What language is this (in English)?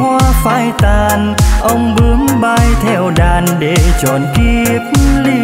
Vietnamese